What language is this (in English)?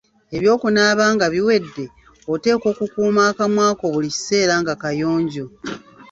Ganda